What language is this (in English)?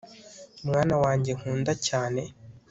Kinyarwanda